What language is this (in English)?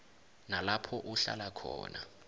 South Ndebele